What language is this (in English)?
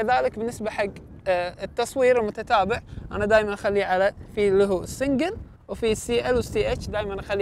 Arabic